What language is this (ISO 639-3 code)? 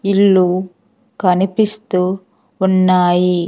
tel